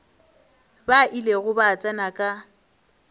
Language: Northern Sotho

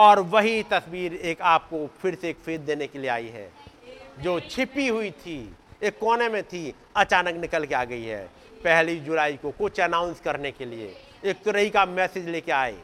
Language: Hindi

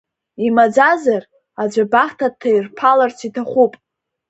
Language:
Abkhazian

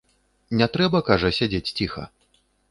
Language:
Belarusian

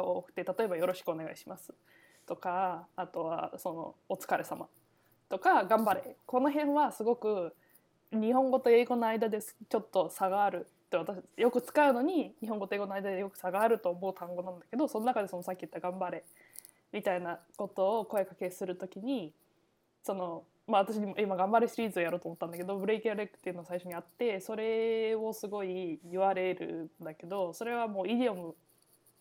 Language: Japanese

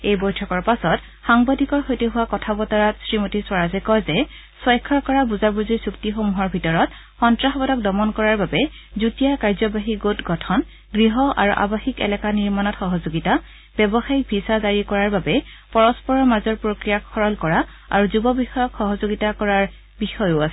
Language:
Assamese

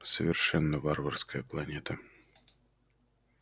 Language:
Russian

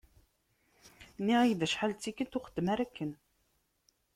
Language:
Kabyle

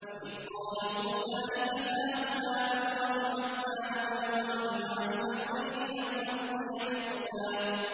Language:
Arabic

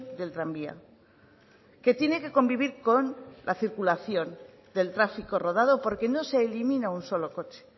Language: Spanish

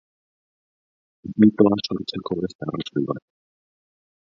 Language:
Basque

